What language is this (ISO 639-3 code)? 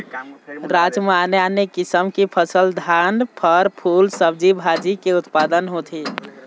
hne